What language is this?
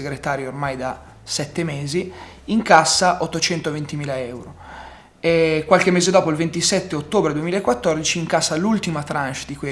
Italian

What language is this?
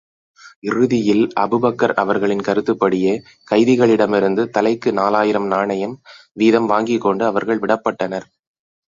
Tamil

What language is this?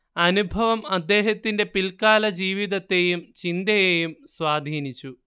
Malayalam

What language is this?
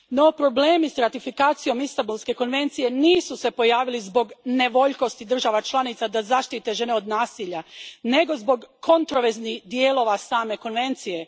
Croatian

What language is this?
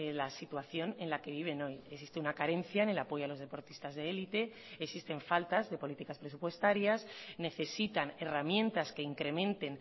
Spanish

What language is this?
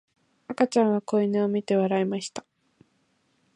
Japanese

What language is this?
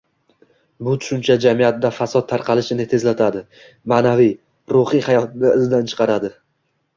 Uzbek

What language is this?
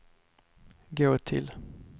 Swedish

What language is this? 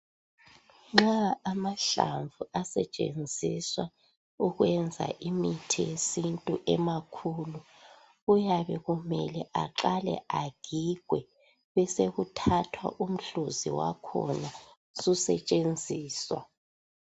North Ndebele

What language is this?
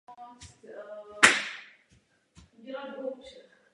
Czech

